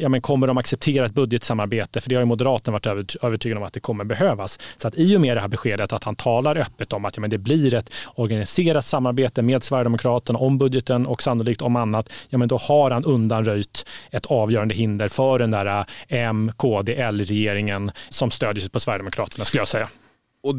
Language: Swedish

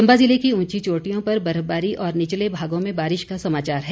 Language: Hindi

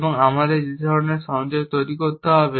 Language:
Bangla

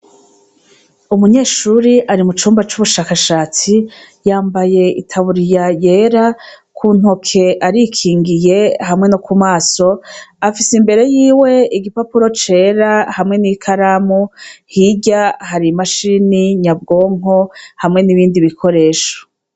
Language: Rundi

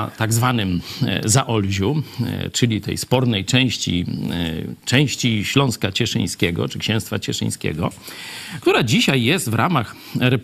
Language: Polish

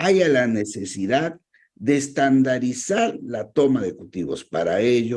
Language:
Spanish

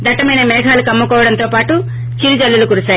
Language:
Telugu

